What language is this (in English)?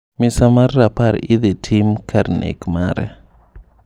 Luo (Kenya and Tanzania)